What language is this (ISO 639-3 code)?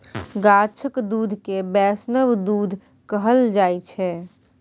mai